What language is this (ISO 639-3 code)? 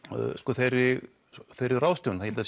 isl